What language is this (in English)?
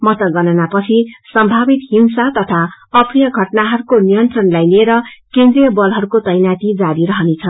Nepali